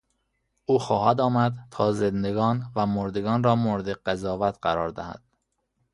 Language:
Persian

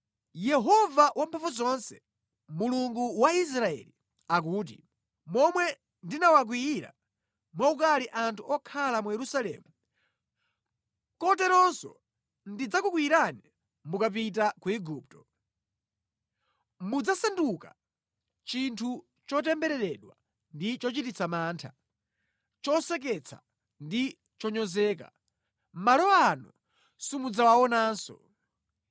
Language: Nyanja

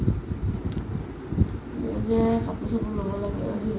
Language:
Assamese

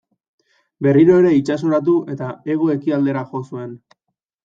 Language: Basque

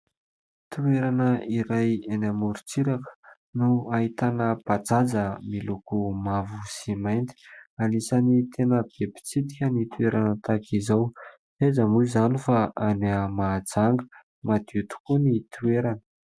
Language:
Malagasy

